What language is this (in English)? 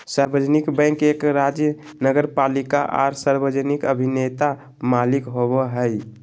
Magahi